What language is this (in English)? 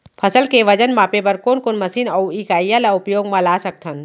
Chhattisgarhi